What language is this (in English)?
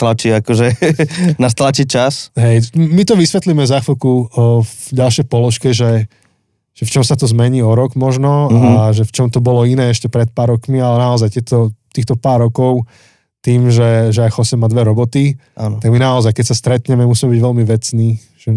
Slovak